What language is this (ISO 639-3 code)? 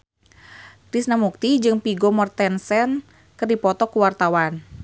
sun